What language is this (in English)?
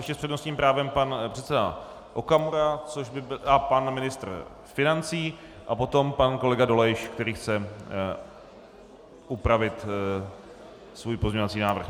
Czech